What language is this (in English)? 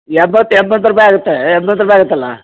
Kannada